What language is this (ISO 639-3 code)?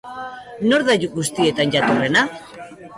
eus